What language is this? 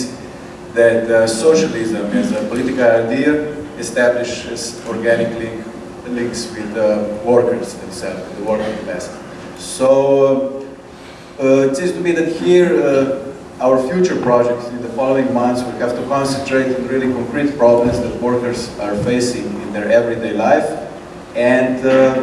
English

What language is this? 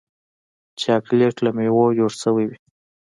Pashto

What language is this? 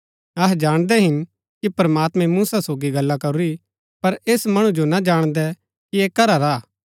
Gaddi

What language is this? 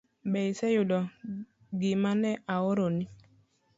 Luo (Kenya and Tanzania)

